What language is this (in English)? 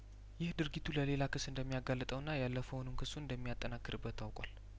Amharic